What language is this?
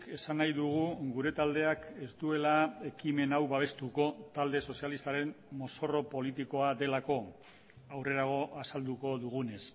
Basque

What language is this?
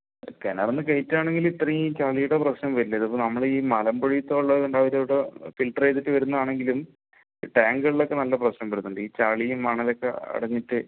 Malayalam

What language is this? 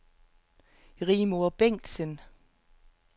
Danish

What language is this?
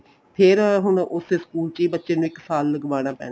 Punjabi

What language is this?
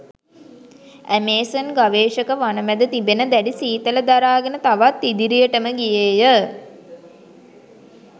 Sinhala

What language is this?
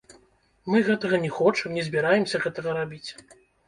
Belarusian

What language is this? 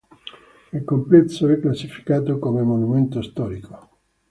Italian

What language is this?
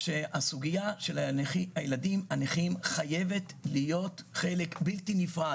Hebrew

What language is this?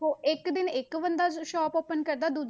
Punjabi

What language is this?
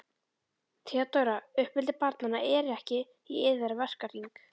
Icelandic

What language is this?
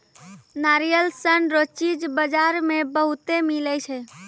Maithili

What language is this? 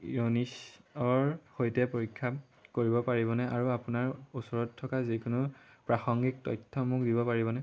Assamese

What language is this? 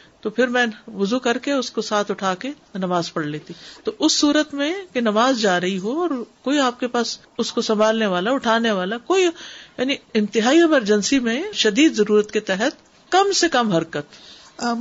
Urdu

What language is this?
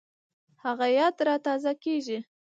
Pashto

